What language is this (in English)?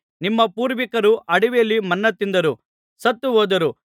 Kannada